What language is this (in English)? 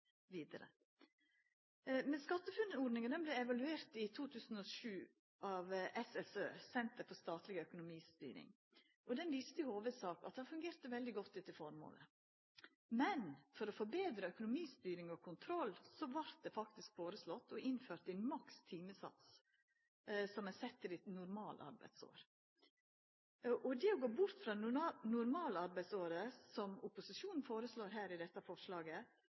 Norwegian Nynorsk